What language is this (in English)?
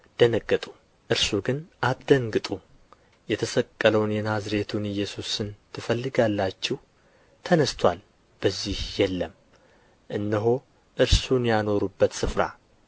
Amharic